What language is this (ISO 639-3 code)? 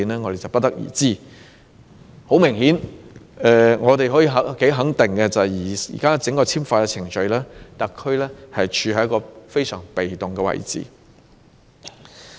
yue